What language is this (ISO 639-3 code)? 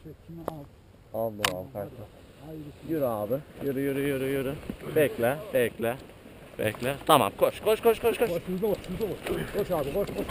tur